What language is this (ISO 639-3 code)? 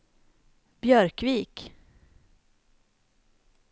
swe